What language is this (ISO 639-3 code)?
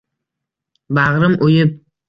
uzb